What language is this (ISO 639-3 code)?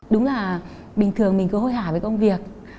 vie